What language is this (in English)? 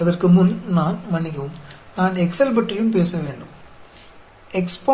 Tamil